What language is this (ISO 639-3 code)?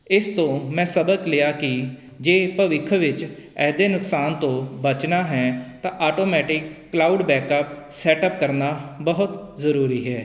pan